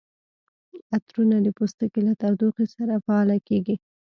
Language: Pashto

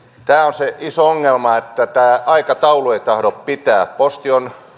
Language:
Finnish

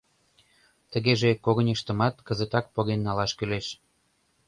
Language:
Mari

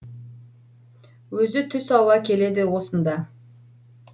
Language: Kazakh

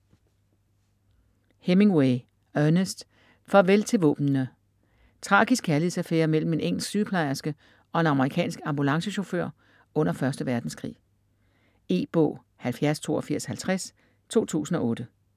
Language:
Danish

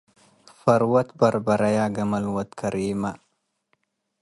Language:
Tigre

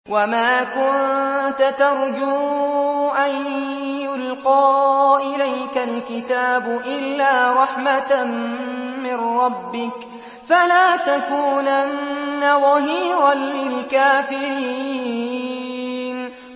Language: Arabic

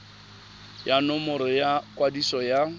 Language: Tswana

